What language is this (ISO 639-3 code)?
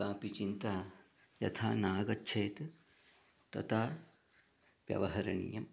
san